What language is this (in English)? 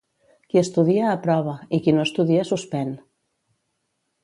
Catalan